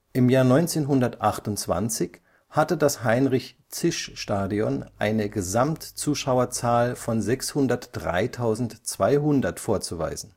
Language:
German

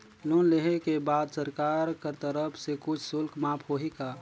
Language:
Chhattisgarhi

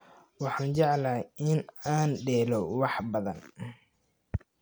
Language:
Somali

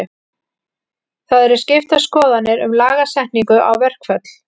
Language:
Icelandic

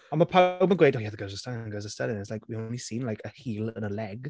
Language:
Welsh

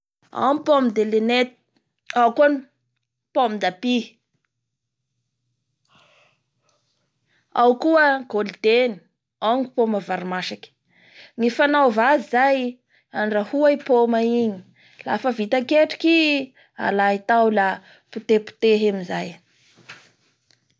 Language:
Bara Malagasy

